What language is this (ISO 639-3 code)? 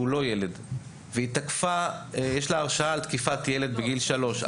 heb